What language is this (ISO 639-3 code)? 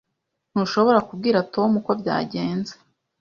kin